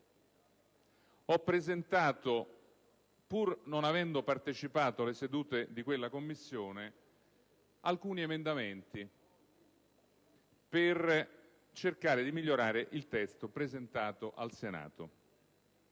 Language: Italian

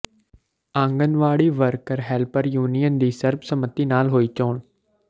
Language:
Punjabi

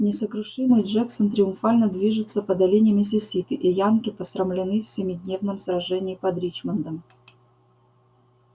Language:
Russian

